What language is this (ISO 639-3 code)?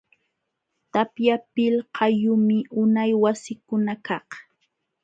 qxw